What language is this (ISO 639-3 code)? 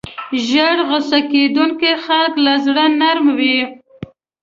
pus